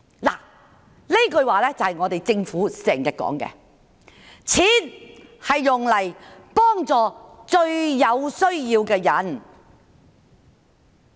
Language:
Cantonese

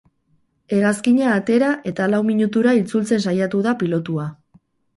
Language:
Basque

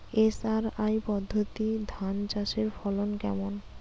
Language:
Bangla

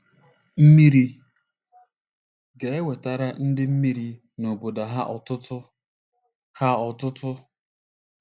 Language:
Igbo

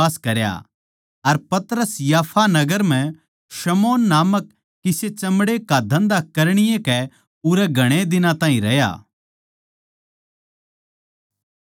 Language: Haryanvi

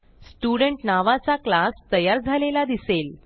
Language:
Marathi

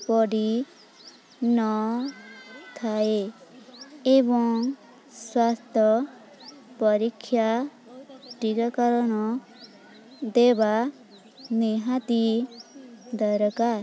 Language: Odia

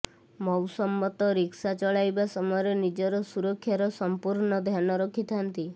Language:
Odia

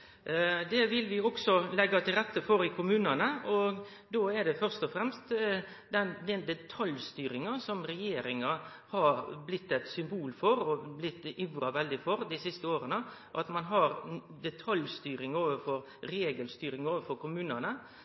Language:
Norwegian Nynorsk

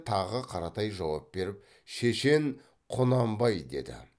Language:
Kazakh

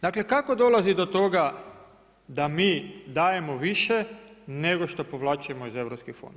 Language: Croatian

